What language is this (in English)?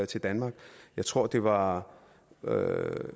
Danish